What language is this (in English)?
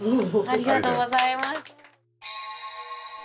Japanese